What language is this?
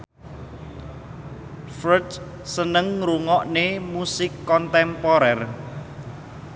Javanese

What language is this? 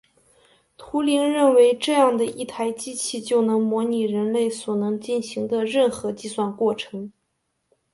Chinese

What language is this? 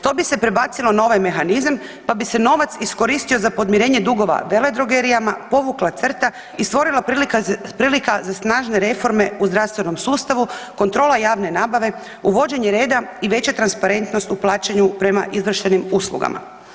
Croatian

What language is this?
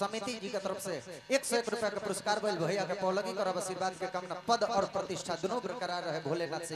Indonesian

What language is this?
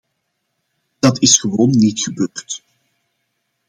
Dutch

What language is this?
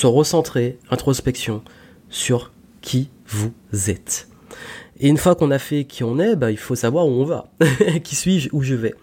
French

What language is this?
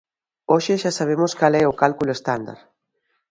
Galician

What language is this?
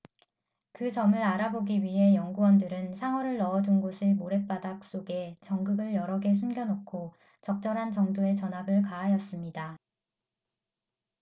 Korean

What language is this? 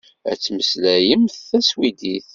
Kabyle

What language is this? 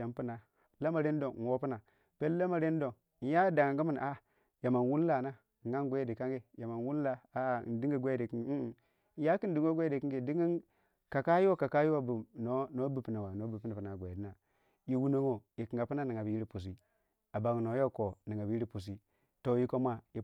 Waja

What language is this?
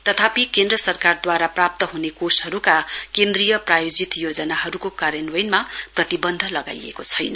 Nepali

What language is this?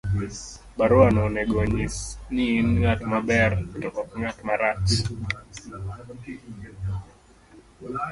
Luo (Kenya and Tanzania)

